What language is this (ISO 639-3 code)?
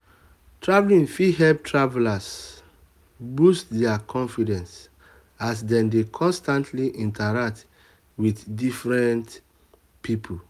pcm